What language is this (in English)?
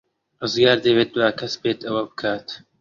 Central Kurdish